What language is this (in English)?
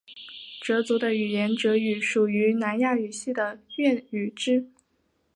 Chinese